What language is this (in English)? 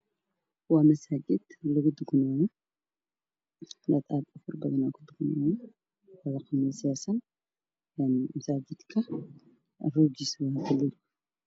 Somali